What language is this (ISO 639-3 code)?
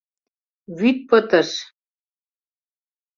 chm